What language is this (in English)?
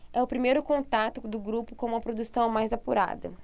Portuguese